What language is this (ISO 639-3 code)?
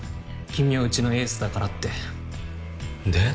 jpn